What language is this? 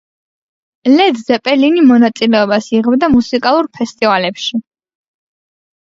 Georgian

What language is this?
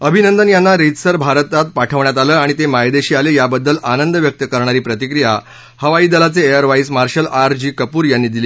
Marathi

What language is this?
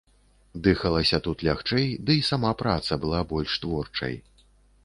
Belarusian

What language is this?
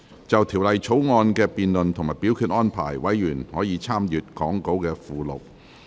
Cantonese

